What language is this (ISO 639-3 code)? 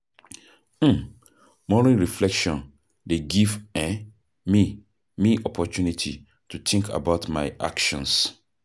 pcm